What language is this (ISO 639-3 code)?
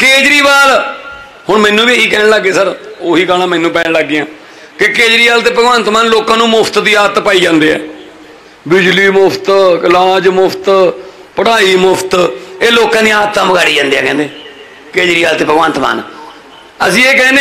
hin